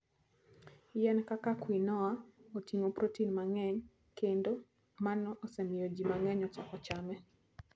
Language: Luo (Kenya and Tanzania)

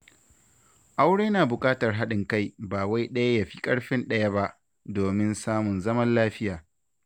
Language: Hausa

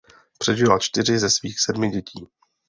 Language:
Czech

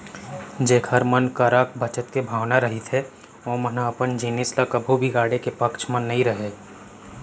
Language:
Chhattisgarhi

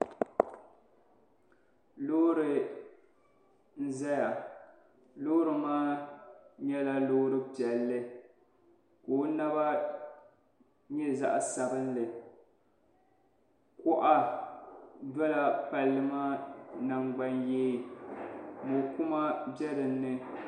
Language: Dagbani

